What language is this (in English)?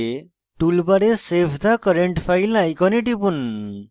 Bangla